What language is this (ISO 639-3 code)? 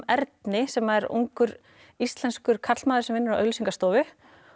isl